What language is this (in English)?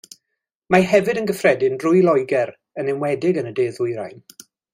Welsh